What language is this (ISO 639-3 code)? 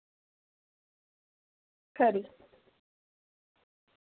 doi